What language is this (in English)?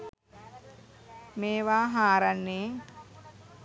Sinhala